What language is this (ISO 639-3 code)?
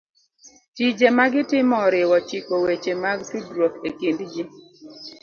luo